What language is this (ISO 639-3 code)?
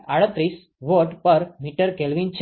guj